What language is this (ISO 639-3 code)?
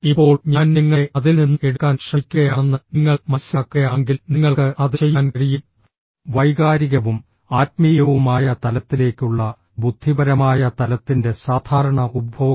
mal